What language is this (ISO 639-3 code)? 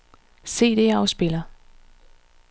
dan